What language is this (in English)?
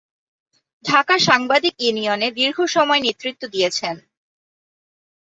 Bangla